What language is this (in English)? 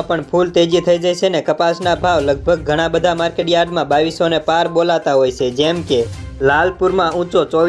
Hindi